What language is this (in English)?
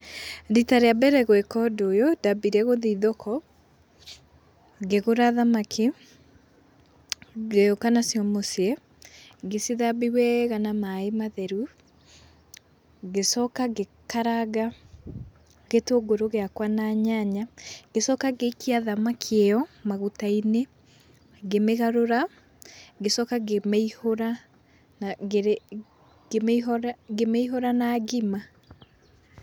Kikuyu